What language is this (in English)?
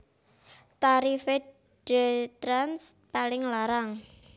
Javanese